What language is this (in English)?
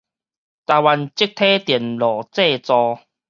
Min Nan Chinese